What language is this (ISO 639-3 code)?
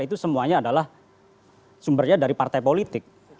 ind